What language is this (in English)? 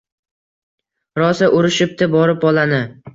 Uzbek